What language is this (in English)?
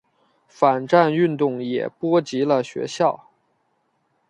Chinese